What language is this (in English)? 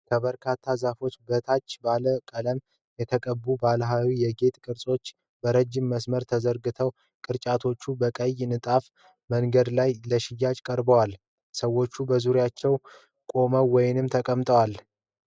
Amharic